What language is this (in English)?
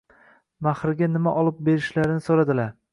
Uzbek